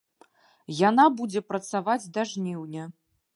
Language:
Belarusian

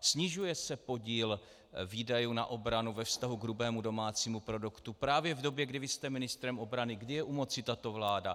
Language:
Czech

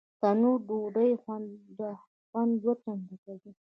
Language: Pashto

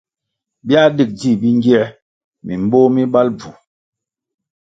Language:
Kwasio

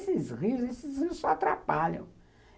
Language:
Portuguese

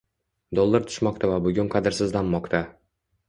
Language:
Uzbek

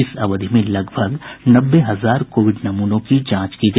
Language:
Hindi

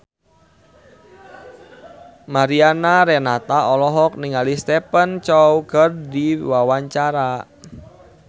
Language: Sundanese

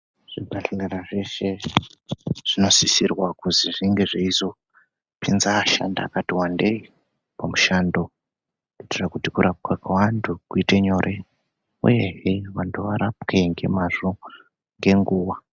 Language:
Ndau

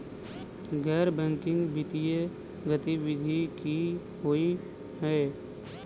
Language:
Maithili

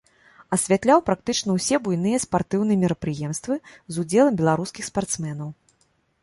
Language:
Belarusian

